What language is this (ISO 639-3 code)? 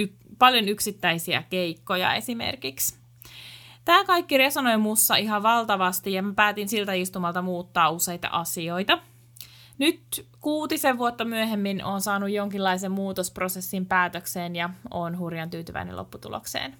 fin